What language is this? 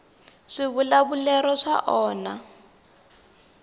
Tsonga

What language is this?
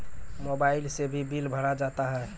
Maithili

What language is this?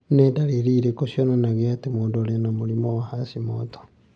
Kikuyu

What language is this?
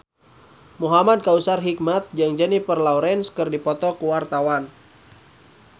Sundanese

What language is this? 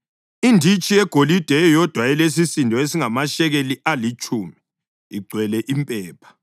North Ndebele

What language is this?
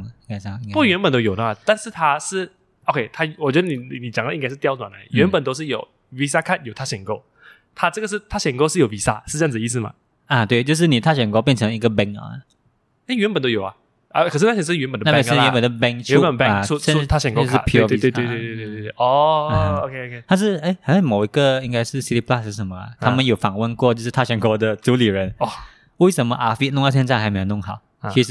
Chinese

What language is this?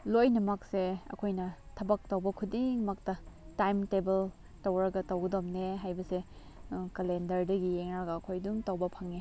Manipuri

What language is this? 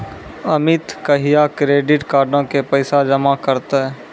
Maithili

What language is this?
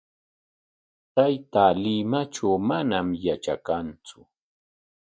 Corongo Ancash Quechua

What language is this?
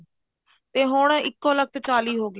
Punjabi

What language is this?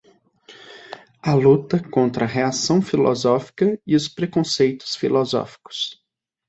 Portuguese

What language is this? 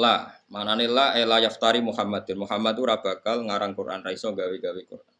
Indonesian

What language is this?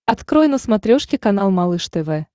Russian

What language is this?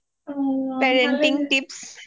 Assamese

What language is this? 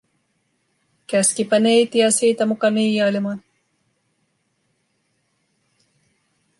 Finnish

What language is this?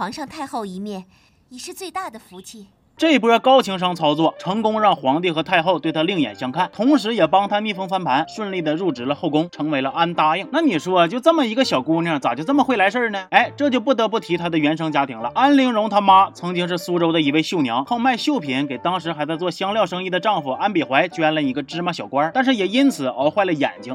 Chinese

